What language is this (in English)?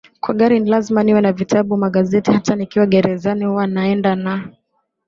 Swahili